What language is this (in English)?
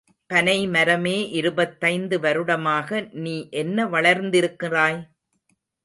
Tamil